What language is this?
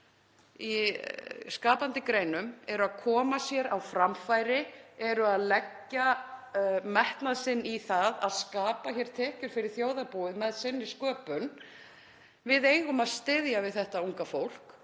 Icelandic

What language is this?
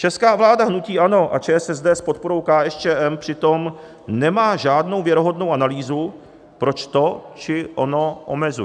Czech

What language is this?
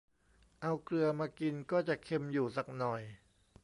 Thai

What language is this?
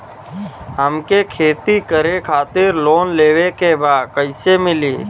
Bhojpuri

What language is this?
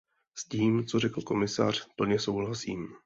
Czech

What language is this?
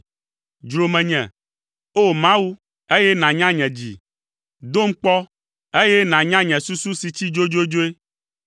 Ewe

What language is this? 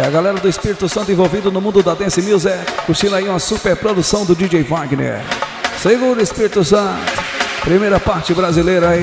Portuguese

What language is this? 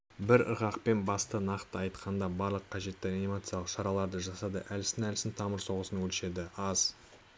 Kazakh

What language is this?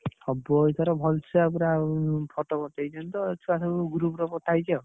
Odia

